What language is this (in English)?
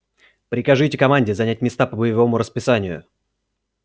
Russian